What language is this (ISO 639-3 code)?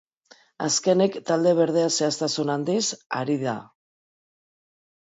eus